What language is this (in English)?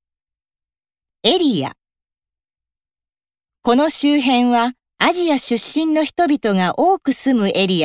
Japanese